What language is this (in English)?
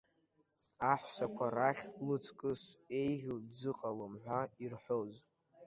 Abkhazian